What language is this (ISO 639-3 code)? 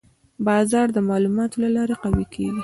pus